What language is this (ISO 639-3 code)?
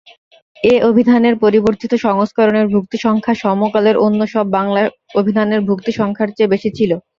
ben